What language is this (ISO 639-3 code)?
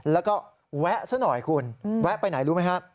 tha